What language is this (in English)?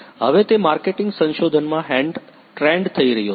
Gujarati